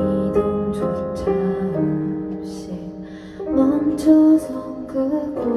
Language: Korean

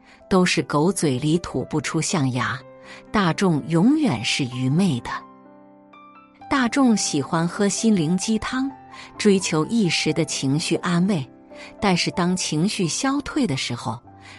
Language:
Chinese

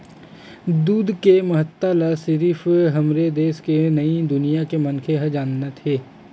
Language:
Chhattisgarhi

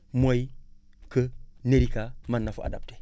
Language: Wolof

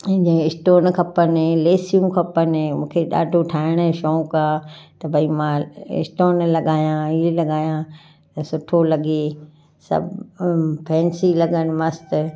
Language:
Sindhi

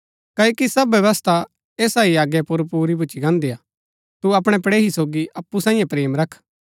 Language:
Gaddi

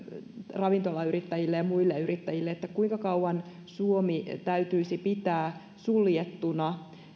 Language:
Finnish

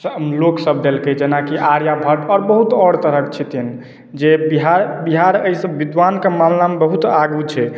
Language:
Maithili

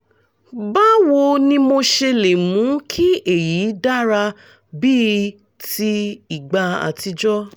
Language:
Yoruba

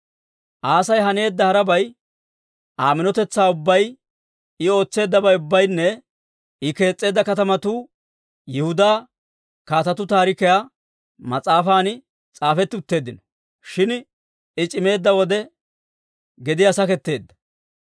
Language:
Dawro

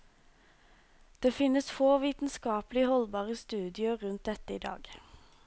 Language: Norwegian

